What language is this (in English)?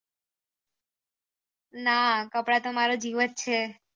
Gujarati